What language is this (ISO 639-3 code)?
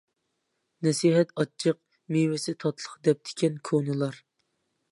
uig